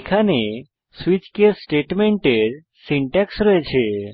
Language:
Bangla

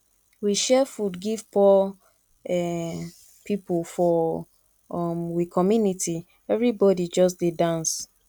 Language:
Nigerian Pidgin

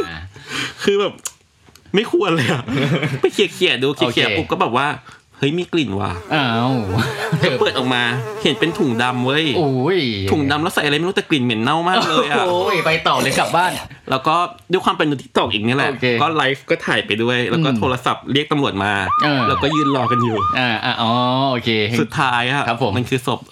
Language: Thai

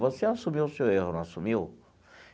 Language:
Portuguese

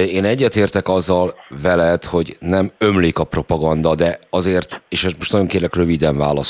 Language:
Hungarian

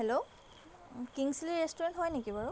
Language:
Assamese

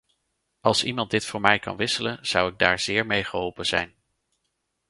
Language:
Dutch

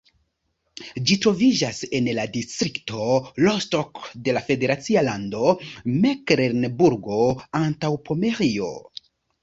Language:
Esperanto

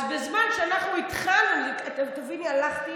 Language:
Hebrew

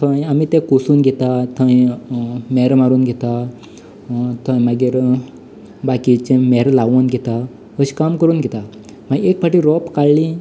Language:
Konkani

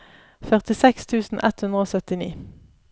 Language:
Norwegian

